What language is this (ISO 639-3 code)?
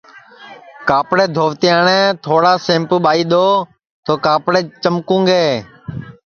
ssi